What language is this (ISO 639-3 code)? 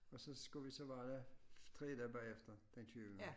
dan